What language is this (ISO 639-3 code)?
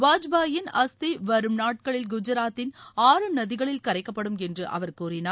tam